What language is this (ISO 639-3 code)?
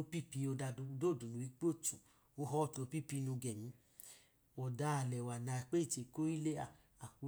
idu